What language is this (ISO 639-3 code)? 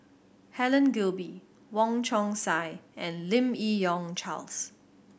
eng